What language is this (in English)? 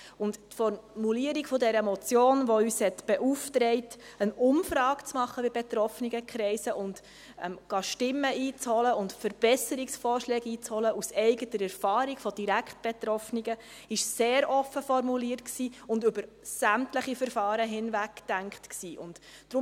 Swiss German